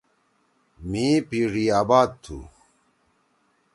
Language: Torwali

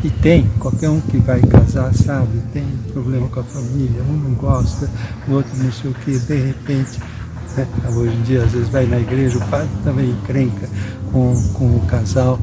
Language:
Portuguese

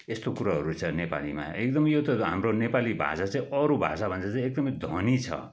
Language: Nepali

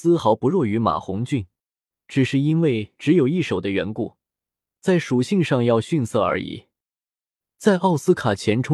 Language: Chinese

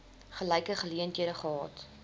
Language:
Afrikaans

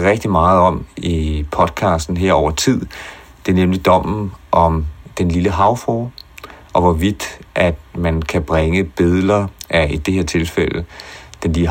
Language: Danish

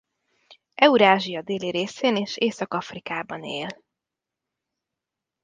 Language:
Hungarian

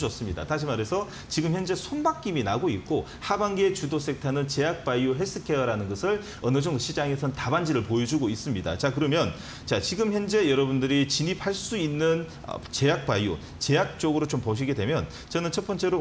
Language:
Korean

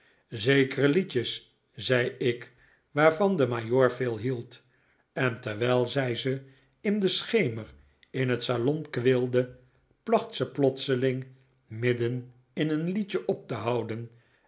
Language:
Dutch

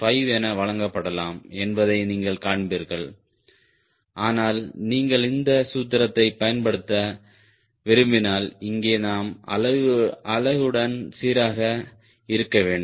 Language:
Tamil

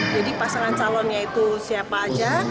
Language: Indonesian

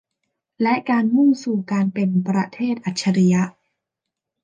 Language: Thai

